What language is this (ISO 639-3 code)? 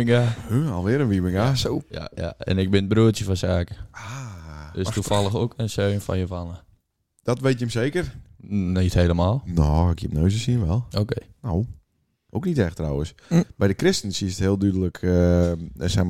nld